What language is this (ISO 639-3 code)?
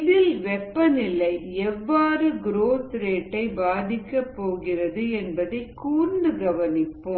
tam